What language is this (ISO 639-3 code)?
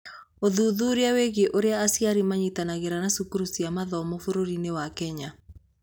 kik